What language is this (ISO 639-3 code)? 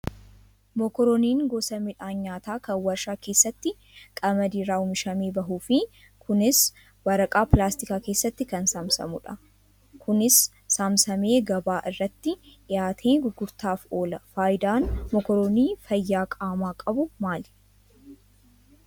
orm